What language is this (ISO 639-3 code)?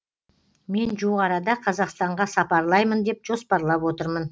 kaz